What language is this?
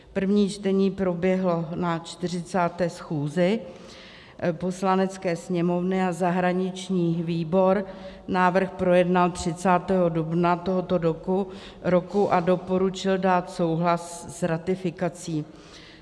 Czech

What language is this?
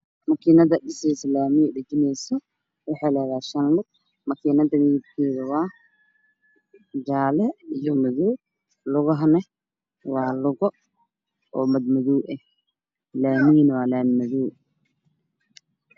Somali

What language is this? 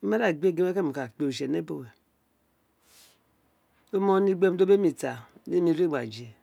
Isekiri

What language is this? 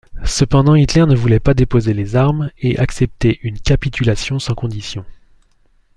French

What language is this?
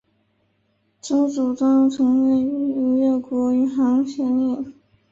Chinese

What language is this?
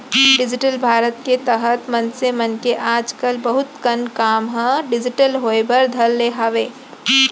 Chhattisgarhi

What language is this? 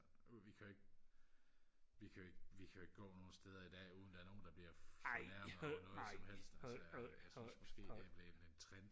Danish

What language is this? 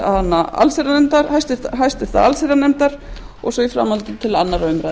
Icelandic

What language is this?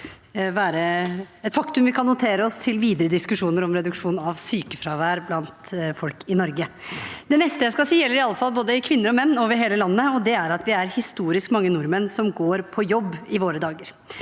Norwegian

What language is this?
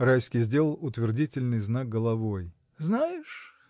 Russian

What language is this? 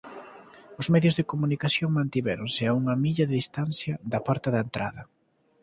Galician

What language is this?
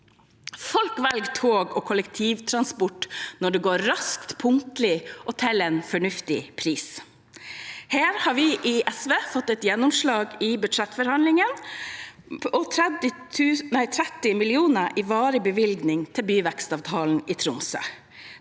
Norwegian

